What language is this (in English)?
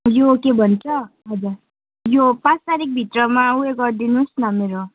Nepali